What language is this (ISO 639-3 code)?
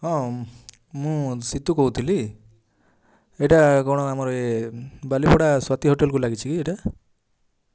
ori